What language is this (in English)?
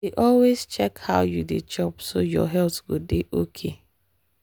Nigerian Pidgin